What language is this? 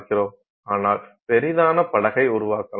Tamil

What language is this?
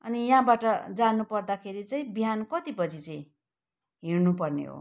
Nepali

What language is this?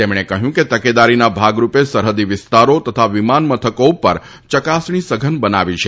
Gujarati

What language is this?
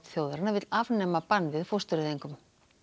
Icelandic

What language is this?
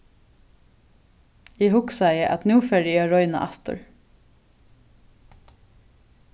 Faroese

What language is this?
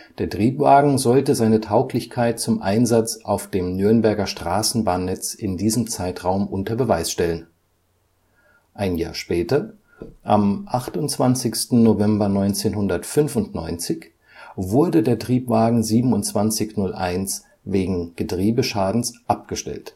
German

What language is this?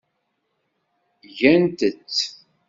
Kabyle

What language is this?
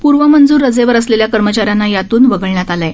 Marathi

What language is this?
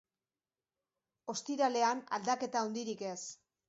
Basque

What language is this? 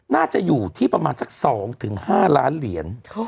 Thai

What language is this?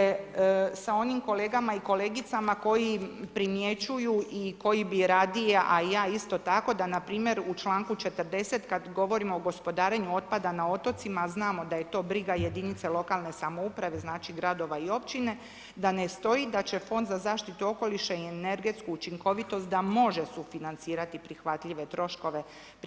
Croatian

